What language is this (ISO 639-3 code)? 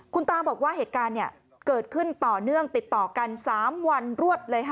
tha